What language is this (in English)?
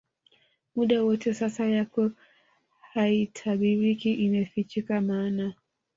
Swahili